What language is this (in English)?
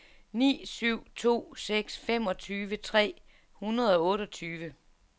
Danish